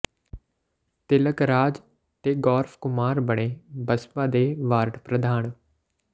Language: Punjabi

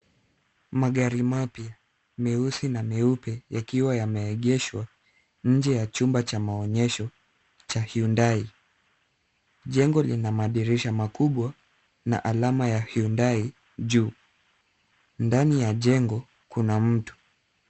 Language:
Swahili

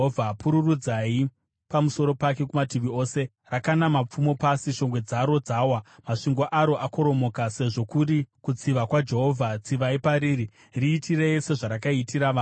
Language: Shona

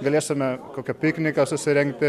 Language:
Lithuanian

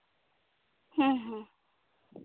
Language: Santali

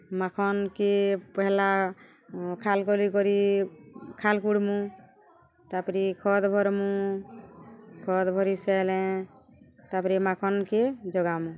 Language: Odia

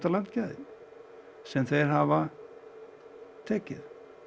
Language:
Icelandic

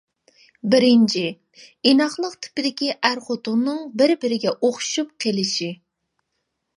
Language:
Uyghur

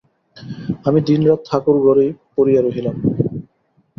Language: Bangla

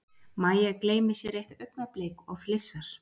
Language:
Icelandic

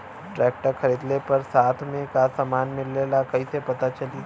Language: Bhojpuri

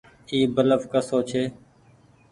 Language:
Goaria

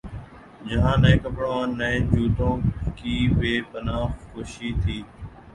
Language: Urdu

